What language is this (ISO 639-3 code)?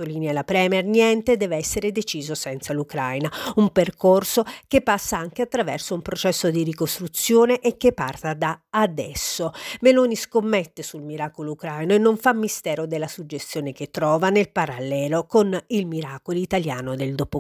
ita